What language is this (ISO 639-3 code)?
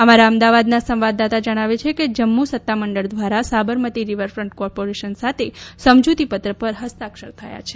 guj